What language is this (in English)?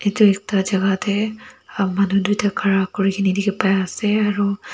Naga Pidgin